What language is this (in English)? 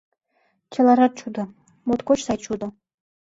Mari